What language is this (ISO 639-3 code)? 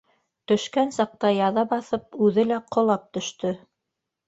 bak